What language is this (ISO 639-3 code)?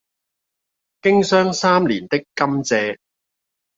yue